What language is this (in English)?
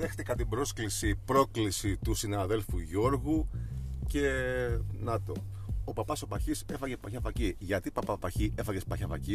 Greek